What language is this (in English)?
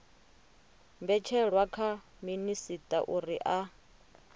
Venda